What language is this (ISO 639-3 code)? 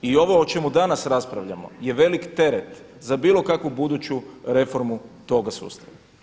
hrv